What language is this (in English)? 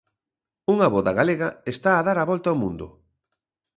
Galician